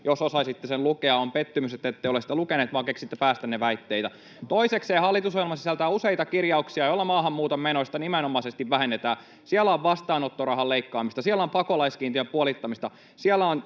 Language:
Finnish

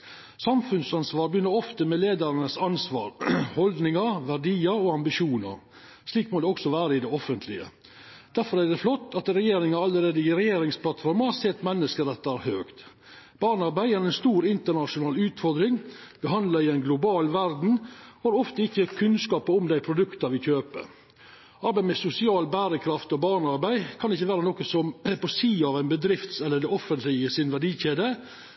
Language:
Norwegian Nynorsk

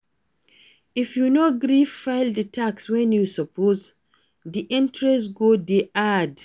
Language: Nigerian Pidgin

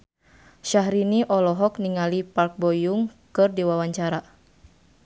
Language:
Sundanese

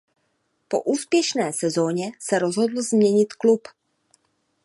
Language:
Czech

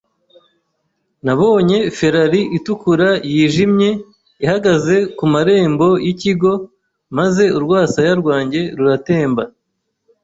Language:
Kinyarwanda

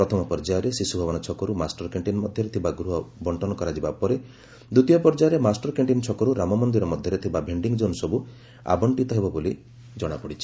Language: Odia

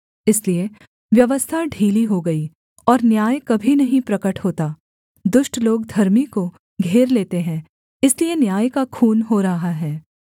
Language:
Hindi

